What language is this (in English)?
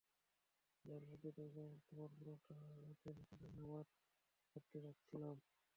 Bangla